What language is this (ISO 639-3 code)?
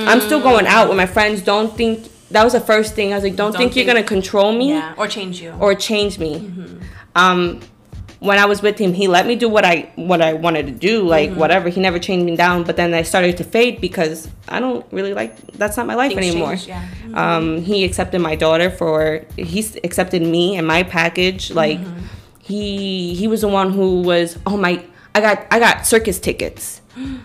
eng